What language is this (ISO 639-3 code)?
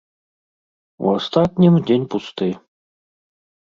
bel